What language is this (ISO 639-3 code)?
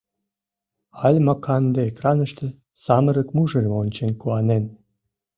chm